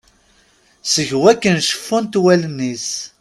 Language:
Kabyle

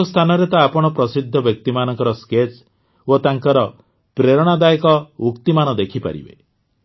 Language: Odia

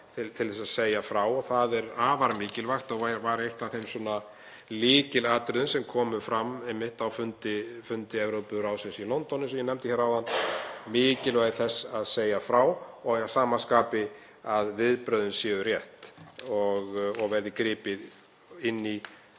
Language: Icelandic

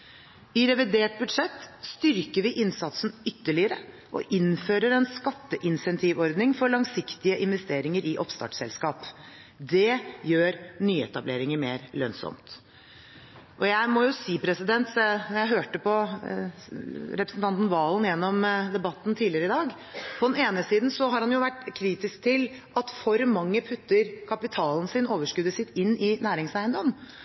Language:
Norwegian Bokmål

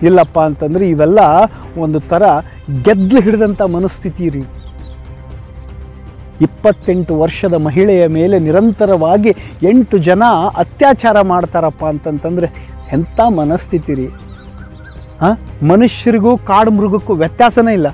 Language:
Spanish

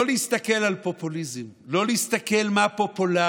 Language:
Hebrew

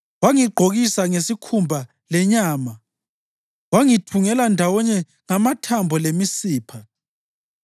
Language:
North Ndebele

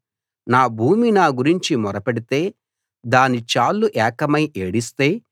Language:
Telugu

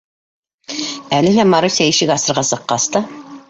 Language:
Bashkir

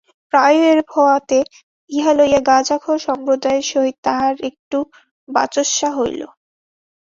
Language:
Bangla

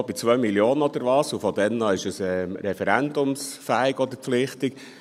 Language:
Swiss German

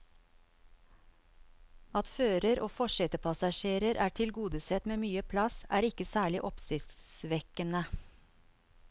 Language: Norwegian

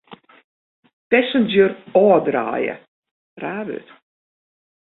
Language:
Western Frisian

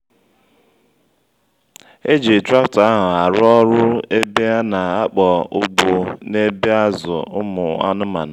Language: Igbo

